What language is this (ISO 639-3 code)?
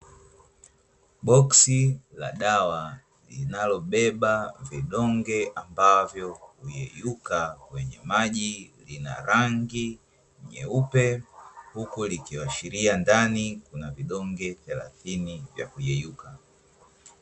swa